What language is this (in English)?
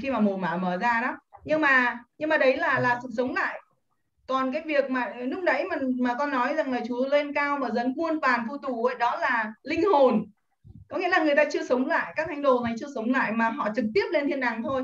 Vietnamese